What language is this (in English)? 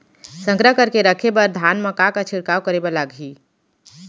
Chhattisgarhi